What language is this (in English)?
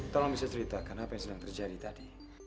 Indonesian